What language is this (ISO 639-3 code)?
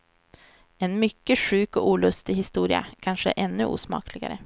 swe